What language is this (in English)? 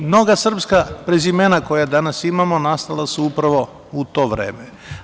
Serbian